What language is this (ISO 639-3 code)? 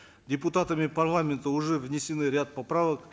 kaz